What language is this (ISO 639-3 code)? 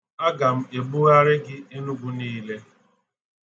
ibo